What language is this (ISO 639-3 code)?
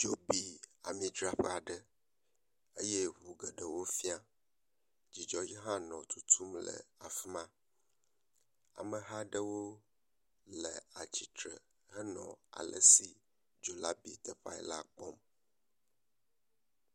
ewe